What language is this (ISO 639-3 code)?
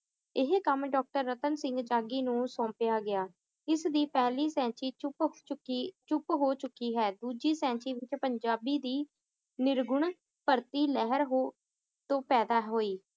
pan